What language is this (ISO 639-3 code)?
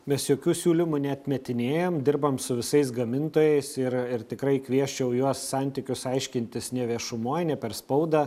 lit